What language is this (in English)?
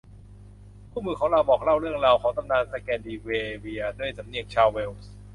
Thai